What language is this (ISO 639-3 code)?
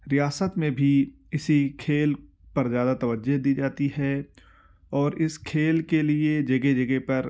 urd